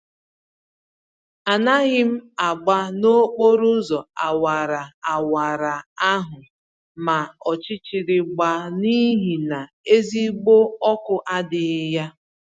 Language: Igbo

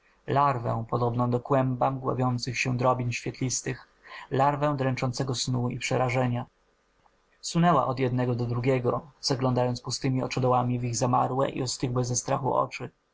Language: Polish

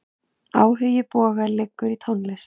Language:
Icelandic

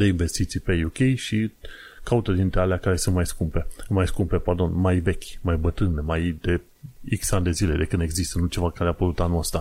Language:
Romanian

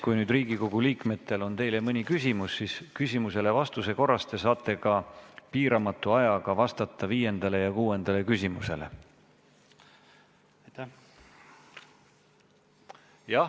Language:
Estonian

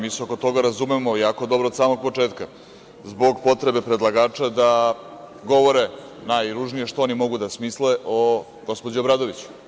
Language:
Serbian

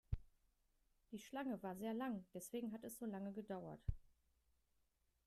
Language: German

